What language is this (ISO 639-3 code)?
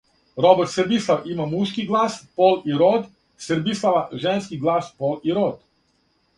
srp